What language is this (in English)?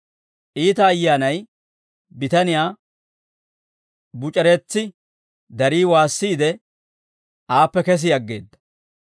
Dawro